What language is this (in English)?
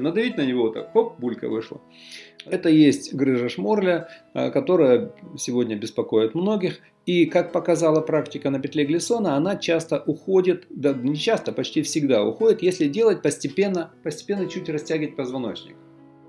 Russian